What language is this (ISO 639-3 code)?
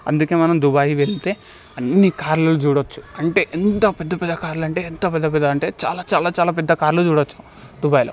tel